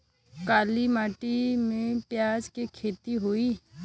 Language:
Bhojpuri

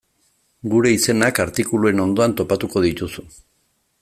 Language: Basque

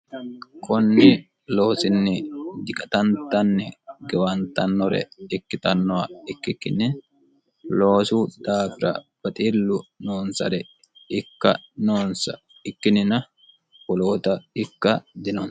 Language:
Sidamo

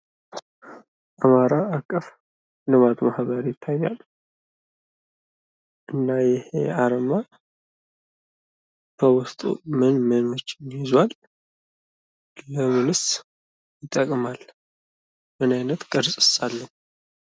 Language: Amharic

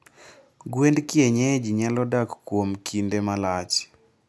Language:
Luo (Kenya and Tanzania)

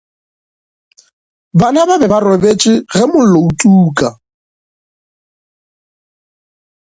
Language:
Northern Sotho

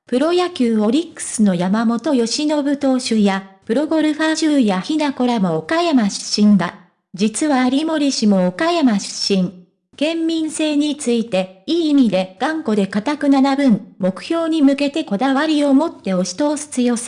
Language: Japanese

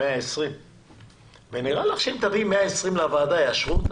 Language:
Hebrew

